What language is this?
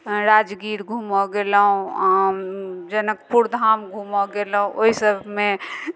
Maithili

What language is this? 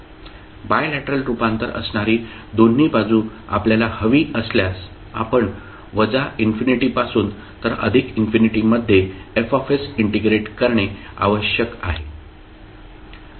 Marathi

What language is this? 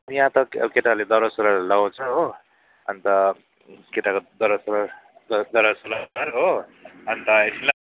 Nepali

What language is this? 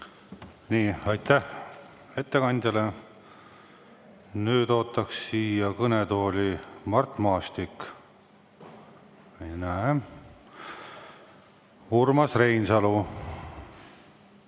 Estonian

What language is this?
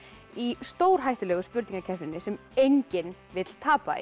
Icelandic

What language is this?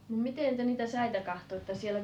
Finnish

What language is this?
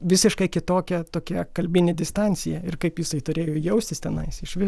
Lithuanian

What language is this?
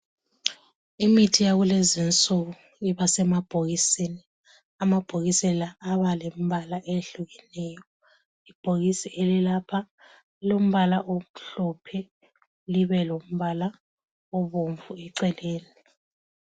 North Ndebele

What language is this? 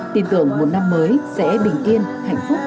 Vietnamese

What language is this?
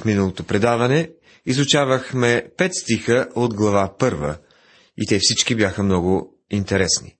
Bulgarian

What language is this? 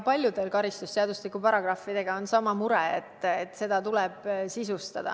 Estonian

